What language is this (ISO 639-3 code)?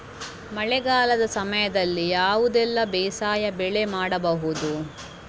kan